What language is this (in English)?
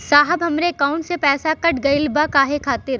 Bhojpuri